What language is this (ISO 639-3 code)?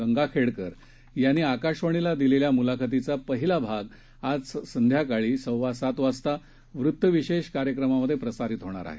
mar